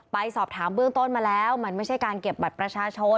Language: Thai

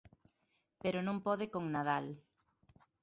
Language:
Galician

